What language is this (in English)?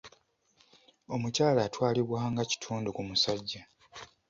Ganda